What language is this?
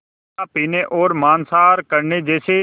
Hindi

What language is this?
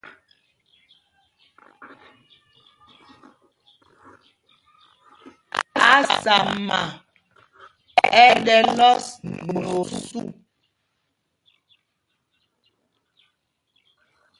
Mpumpong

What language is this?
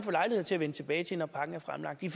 Danish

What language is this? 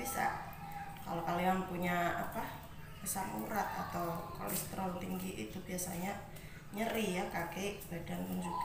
Indonesian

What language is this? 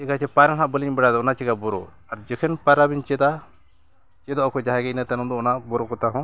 Santali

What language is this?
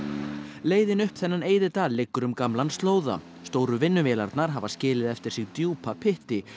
Icelandic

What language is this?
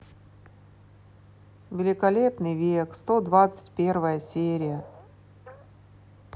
Russian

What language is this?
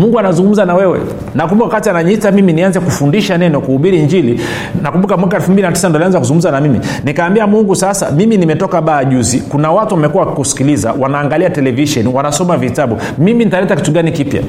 Swahili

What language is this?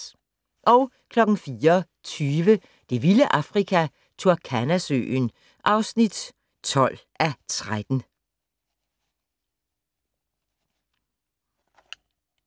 Danish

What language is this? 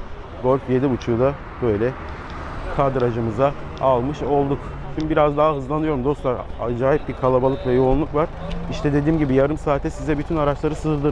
Turkish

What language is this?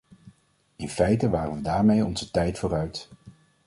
Dutch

